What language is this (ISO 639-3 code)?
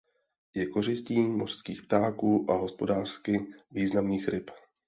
ces